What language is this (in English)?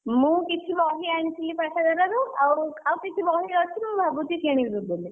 Odia